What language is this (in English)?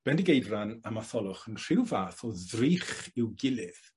Welsh